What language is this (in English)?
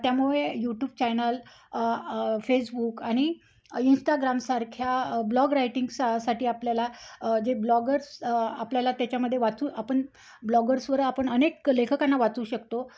Marathi